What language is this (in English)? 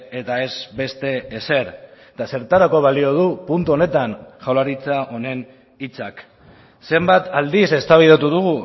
Basque